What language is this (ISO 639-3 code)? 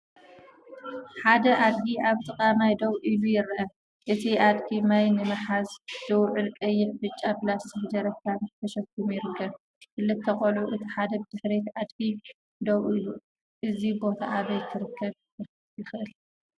tir